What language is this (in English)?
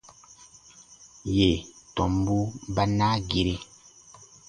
Baatonum